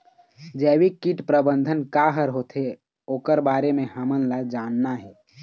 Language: Chhattisgarhi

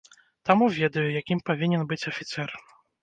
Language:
Belarusian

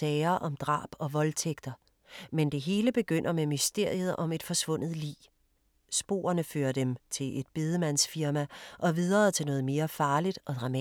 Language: Danish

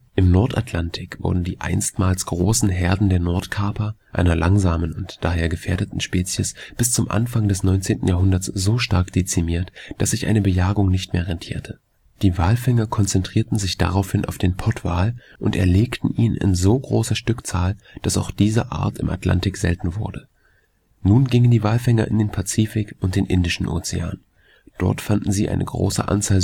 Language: German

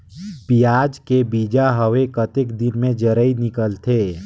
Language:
Chhattisgarhi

